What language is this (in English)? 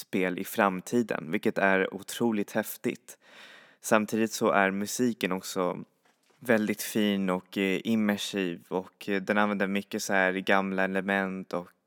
Swedish